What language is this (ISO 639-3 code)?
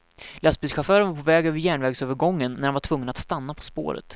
swe